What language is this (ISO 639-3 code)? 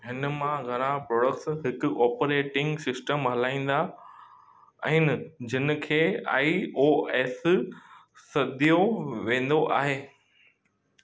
snd